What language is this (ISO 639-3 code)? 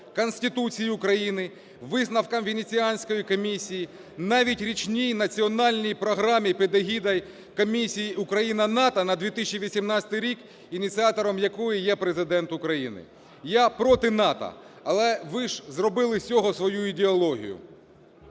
ukr